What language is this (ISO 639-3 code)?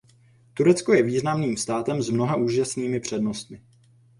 ces